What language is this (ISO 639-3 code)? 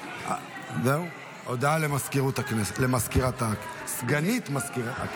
heb